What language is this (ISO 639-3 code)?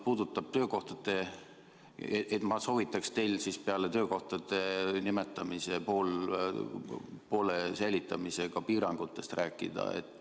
est